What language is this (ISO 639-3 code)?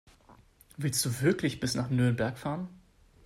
deu